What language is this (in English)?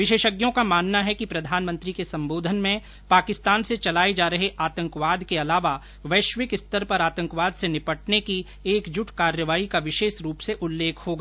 Hindi